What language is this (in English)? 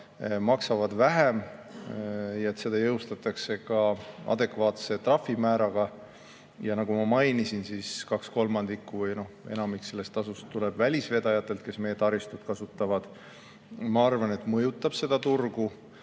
Estonian